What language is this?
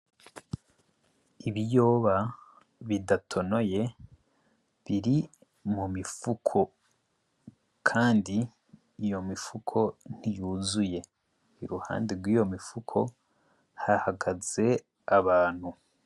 Rundi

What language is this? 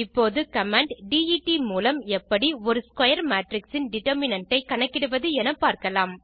Tamil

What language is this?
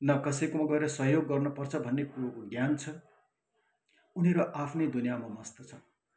Nepali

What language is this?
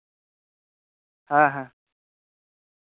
Santali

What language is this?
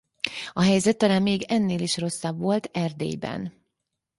Hungarian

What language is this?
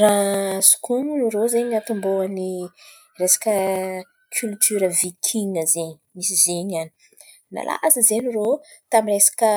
Antankarana Malagasy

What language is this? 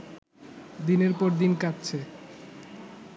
Bangla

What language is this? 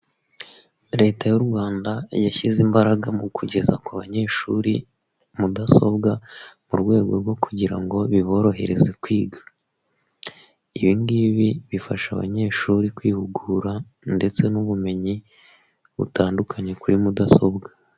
Kinyarwanda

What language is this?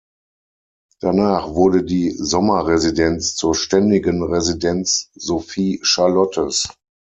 German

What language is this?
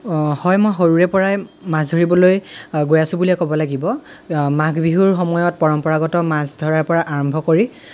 Assamese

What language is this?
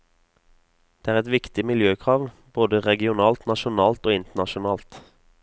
Norwegian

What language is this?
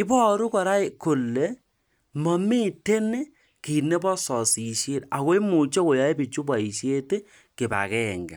Kalenjin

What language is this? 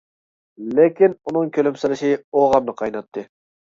Uyghur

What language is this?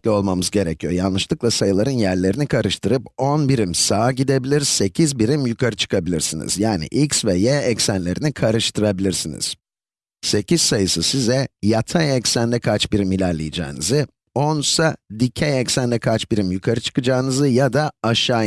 Turkish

